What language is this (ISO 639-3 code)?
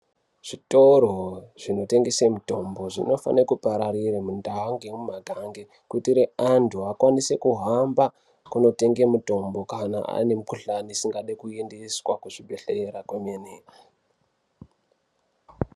ndc